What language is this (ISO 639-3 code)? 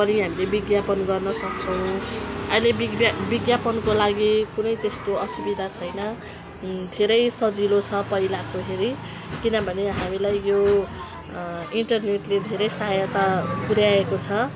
nep